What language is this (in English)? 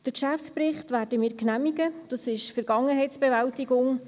Swiss German